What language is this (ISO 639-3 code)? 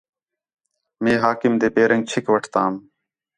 xhe